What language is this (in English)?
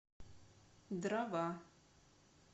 Russian